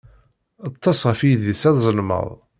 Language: Kabyle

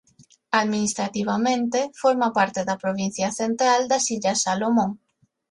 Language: Galician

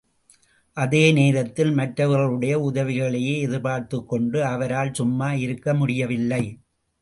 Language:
Tamil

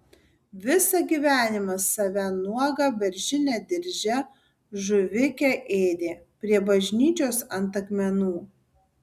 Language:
Lithuanian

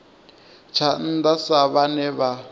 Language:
Venda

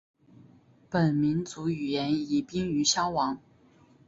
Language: Chinese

